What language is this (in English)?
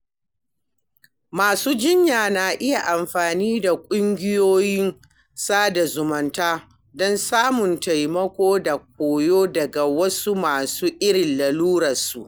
Hausa